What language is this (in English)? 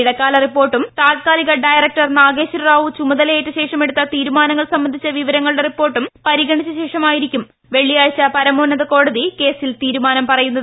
Malayalam